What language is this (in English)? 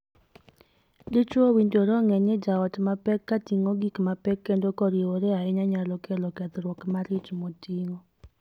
Luo (Kenya and Tanzania)